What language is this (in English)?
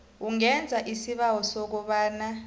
South Ndebele